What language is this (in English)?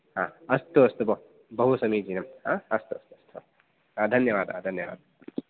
Sanskrit